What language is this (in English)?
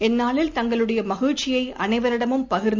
Tamil